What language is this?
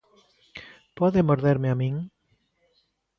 Galician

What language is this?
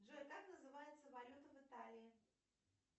Russian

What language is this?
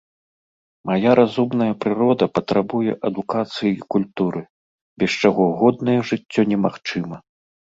Belarusian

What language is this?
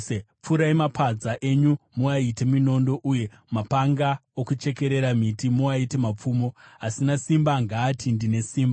Shona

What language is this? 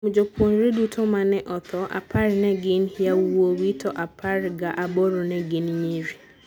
Luo (Kenya and Tanzania)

